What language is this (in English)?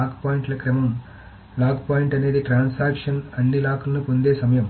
Telugu